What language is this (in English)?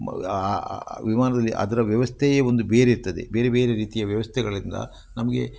Kannada